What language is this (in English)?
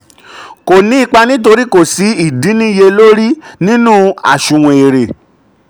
Yoruba